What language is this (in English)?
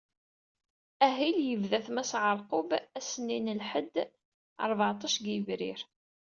Kabyle